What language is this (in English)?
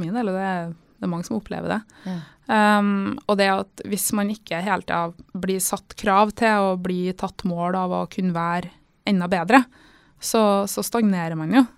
Danish